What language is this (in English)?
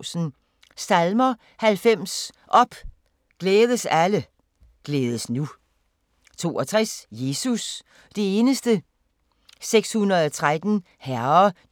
Danish